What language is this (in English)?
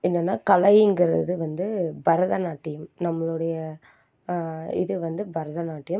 Tamil